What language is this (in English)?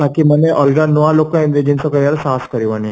Odia